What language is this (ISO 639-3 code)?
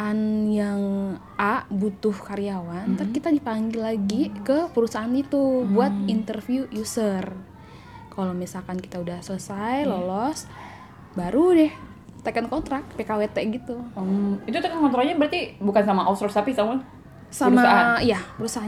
ind